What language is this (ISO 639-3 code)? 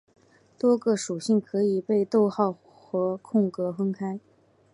zho